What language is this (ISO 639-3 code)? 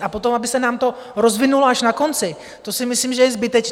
ces